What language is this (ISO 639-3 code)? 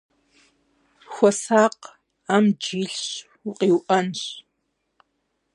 kbd